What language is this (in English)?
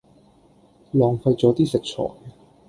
Cantonese